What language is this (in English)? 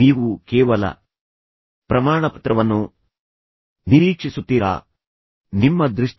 Kannada